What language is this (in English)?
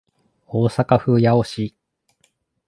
Japanese